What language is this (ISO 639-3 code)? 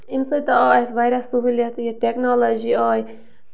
kas